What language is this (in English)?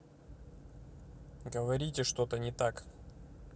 Russian